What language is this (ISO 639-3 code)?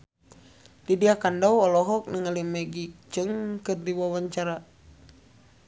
sun